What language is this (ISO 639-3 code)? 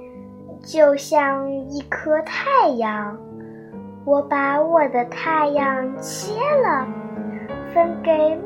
zho